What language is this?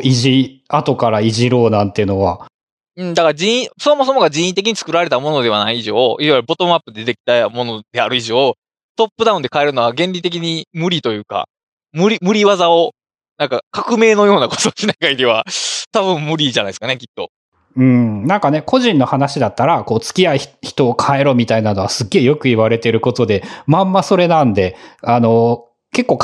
Japanese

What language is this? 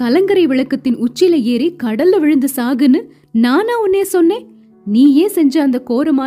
Tamil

